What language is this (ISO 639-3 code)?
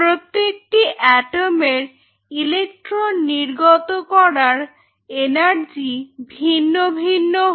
ben